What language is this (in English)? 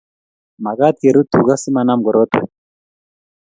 Kalenjin